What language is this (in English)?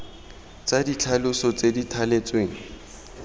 Tswana